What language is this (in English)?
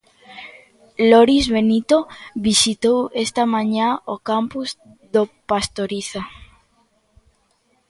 Galician